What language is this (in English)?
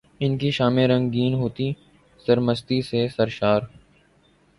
Urdu